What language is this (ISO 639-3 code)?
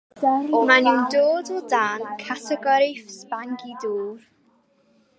cym